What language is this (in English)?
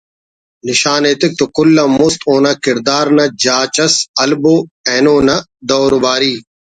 Brahui